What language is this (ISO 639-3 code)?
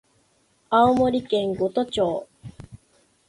jpn